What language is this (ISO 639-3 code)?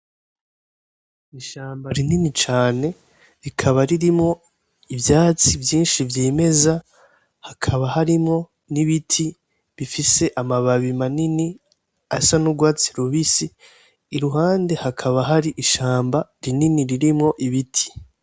run